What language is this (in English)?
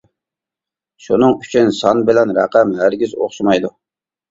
Uyghur